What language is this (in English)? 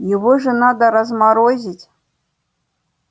Russian